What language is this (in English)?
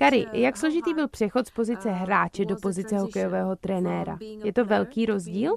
Czech